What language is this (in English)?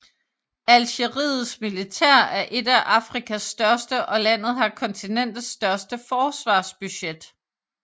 Danish